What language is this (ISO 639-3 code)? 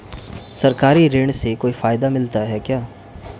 hin